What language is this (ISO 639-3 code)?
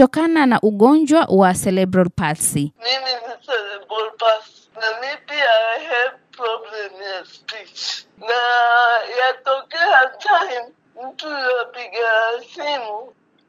swa